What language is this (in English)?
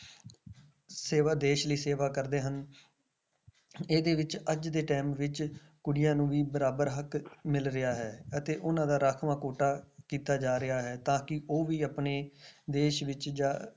Punjabi